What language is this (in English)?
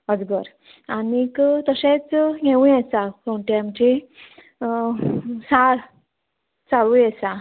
Konkani